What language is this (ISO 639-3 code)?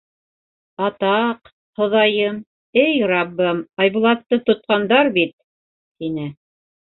bak